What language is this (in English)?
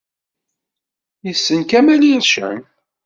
Kabyle